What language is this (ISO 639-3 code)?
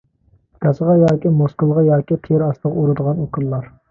uig